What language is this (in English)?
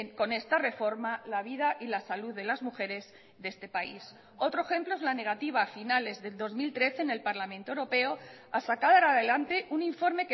Spanish